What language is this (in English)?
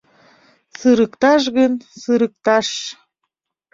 Mari